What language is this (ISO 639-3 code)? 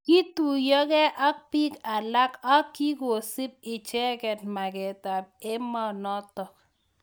kln